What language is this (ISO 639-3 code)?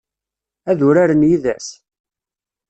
kab